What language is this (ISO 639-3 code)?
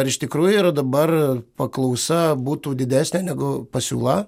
lit